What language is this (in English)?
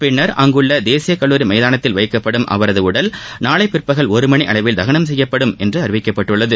Tamil